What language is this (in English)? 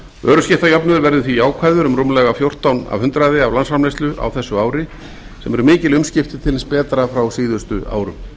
Icelandic